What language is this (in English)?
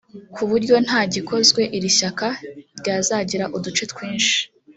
Kinyarwanda